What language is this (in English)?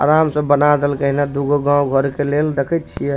Maithili